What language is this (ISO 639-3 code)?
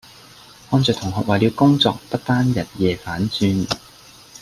yue